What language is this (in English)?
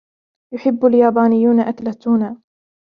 Arabic